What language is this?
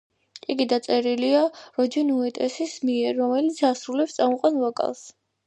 Georgian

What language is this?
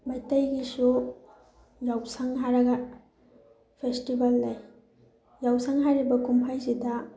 Manipuri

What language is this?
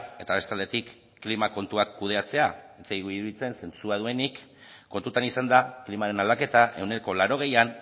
Basque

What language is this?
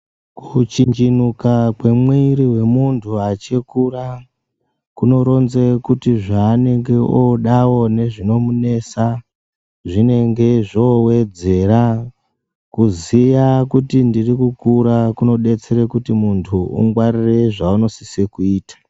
Ndau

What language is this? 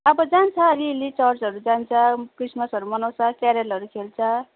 Nepali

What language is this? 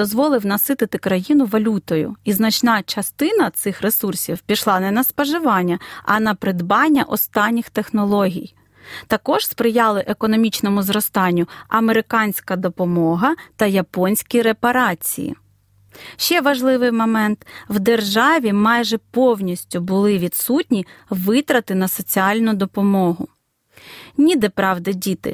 Ukrainian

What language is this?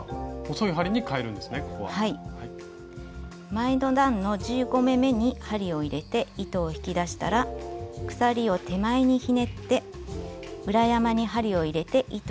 Japanese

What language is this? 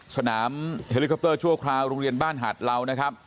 Thai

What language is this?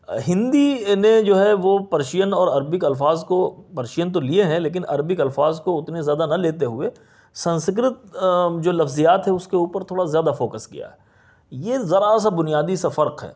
Urdu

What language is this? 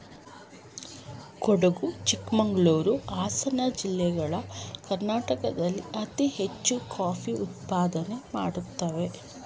Kannada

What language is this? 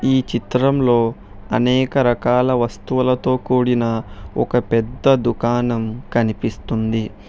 Telugu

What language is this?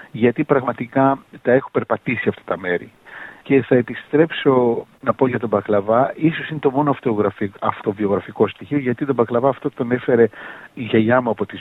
Greek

